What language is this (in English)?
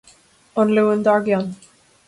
Irish